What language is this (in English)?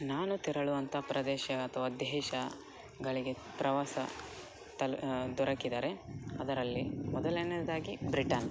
Kannada